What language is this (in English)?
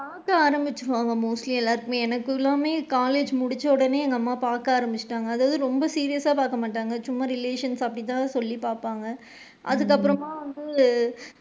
Tamil